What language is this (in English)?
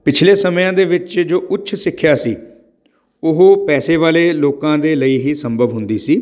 Punjabi